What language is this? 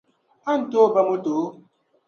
Dagbani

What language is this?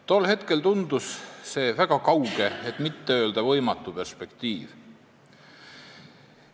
Estonian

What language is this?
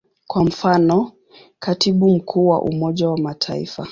Swahili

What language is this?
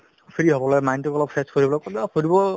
Assamese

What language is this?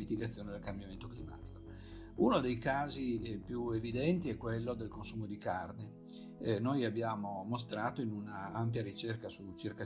Italian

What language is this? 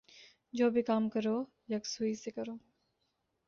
Urdu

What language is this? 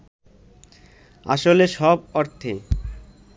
Bangla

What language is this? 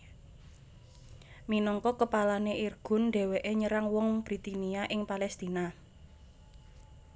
Javanese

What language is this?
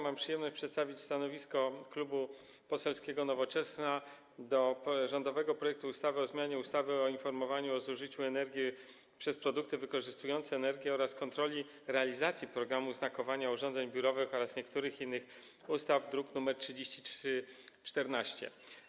Polish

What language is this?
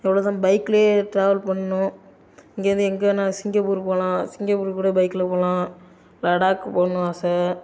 Tamil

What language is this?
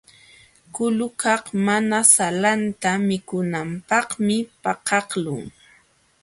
Jauja Wanca Quechua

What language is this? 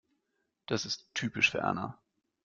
German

